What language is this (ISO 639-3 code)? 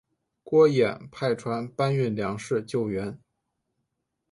zho